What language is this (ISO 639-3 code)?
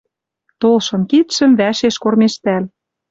mrj